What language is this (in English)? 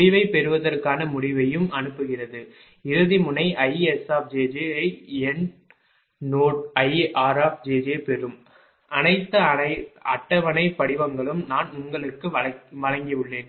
Tamil